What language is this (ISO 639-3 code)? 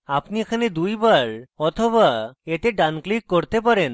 ben